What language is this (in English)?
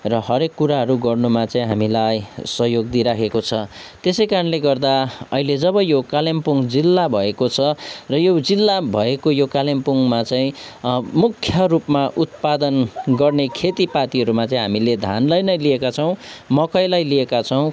Nepali